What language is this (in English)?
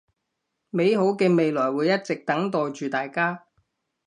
Cantonese